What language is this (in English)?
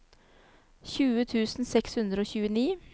Norwegian